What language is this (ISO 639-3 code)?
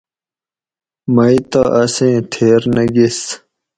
gwc